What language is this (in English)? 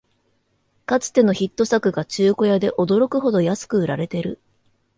Japanese